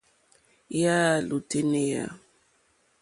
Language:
Mokpwe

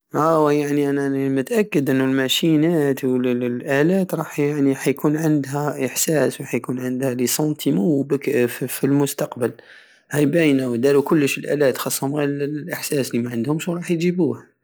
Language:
Algerian Saharan Arabic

